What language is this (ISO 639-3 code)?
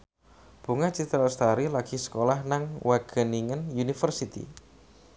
jav